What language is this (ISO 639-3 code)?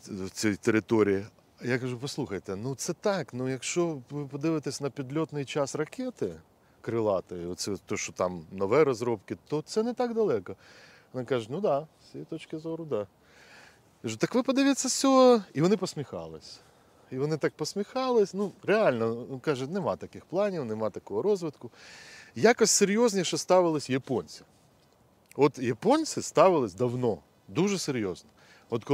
ukr